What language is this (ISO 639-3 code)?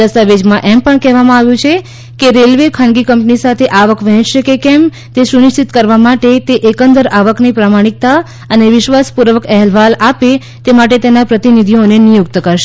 guj